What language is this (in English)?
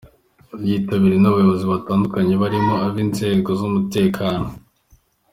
Kinyarwanda